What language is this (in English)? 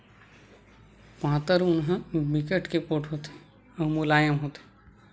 Chhattisgarhi